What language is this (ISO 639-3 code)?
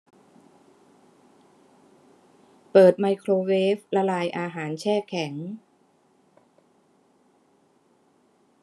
tha